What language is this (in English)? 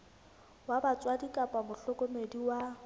Southern Sotho